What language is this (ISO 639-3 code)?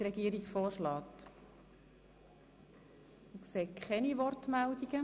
gsw